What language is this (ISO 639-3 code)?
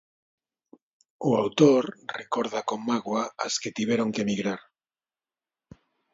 glg